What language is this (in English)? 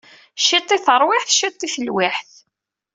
Kabyle